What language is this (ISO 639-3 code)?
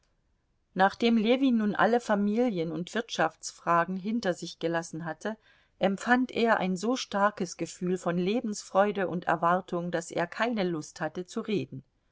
deu